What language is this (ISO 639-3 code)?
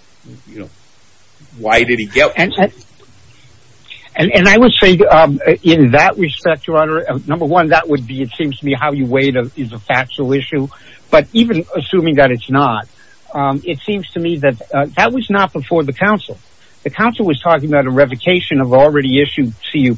eng